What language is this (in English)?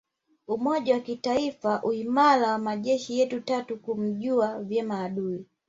Swahili